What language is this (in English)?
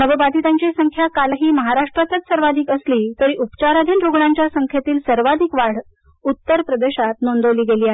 Marathi